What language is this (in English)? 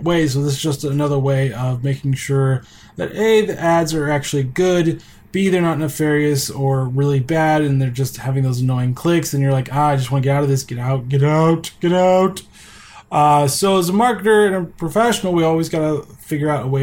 English